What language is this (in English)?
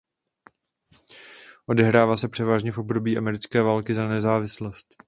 Czech